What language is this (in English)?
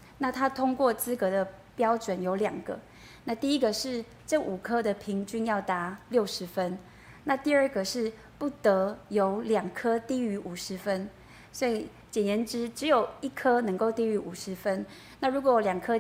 Chinese